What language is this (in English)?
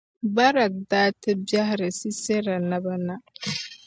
Dagbani